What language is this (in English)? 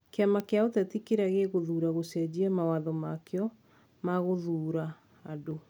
Kikuyu